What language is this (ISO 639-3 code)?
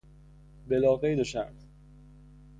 fas